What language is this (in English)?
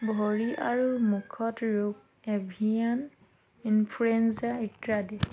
Assamese